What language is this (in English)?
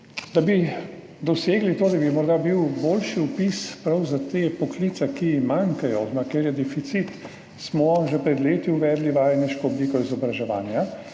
Slovenian